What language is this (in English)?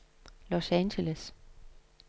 Danish